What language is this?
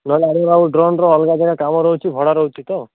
Odia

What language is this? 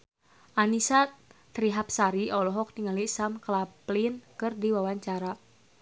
Sundanese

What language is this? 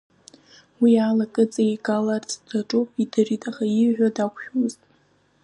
Abkhazian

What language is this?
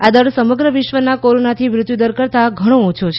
Gujarati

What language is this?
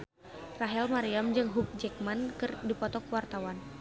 Sundanese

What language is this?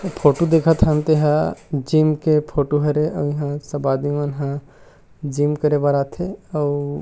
Chhattisgarhi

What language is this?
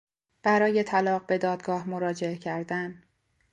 Persian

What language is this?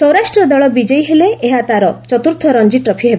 Odia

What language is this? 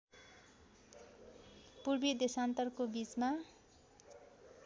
Nepali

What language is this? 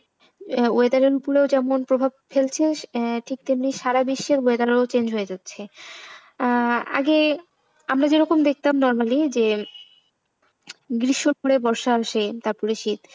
Bangla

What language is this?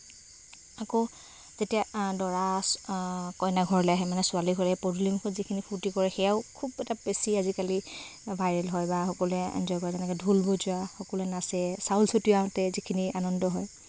Assamese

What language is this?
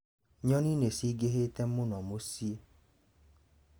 Kikuyu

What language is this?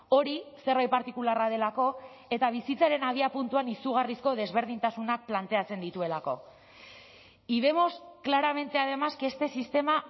Basque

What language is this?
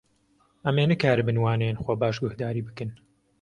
Kurdish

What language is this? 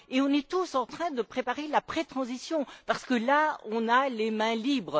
French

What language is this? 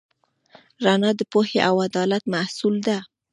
Pashto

